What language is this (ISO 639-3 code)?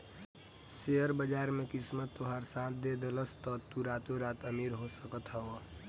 bho